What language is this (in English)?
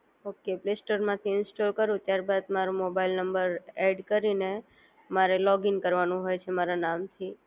Gujarati